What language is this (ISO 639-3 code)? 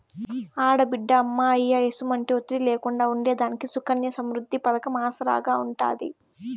tel